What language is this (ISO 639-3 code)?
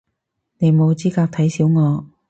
yue